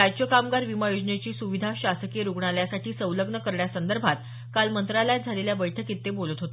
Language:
Marathi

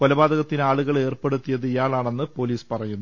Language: Malayalam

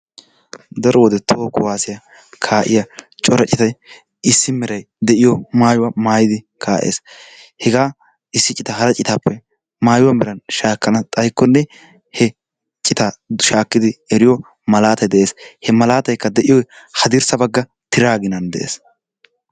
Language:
Wolaytta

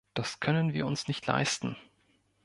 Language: German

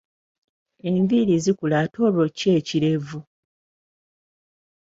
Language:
Ganda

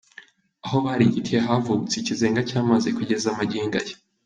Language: Kinyarwanda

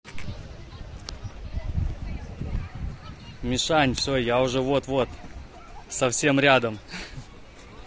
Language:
Russian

